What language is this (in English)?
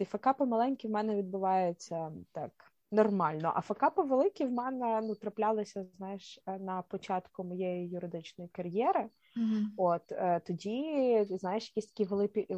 Ukrainian